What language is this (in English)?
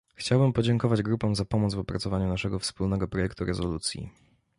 Polish